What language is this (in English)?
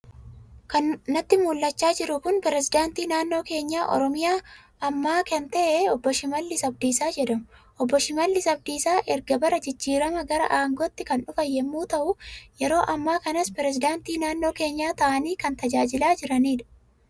Oromo